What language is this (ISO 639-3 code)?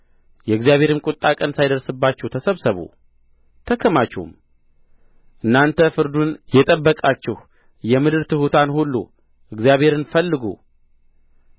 amh